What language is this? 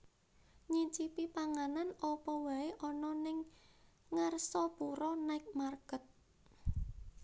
Javanese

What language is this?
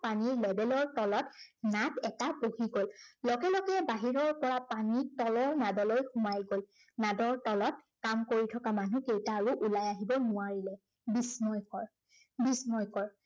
Assamese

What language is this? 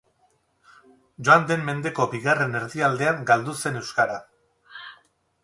Basque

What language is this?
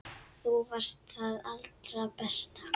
Icelandic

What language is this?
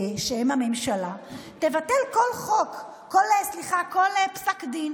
Hebrew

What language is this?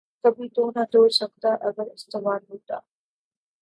Urdu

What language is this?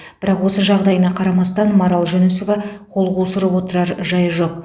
Kazakh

